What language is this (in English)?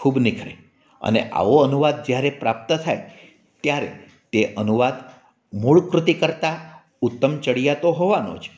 Gujarati